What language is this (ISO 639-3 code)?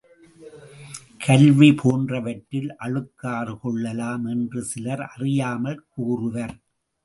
tam